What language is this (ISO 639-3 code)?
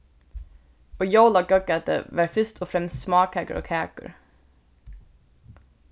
fao